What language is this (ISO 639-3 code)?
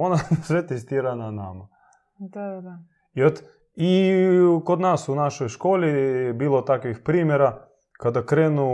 hrv